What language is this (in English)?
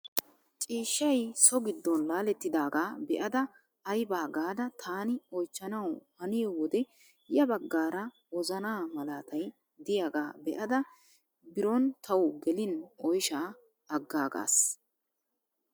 Wolaytta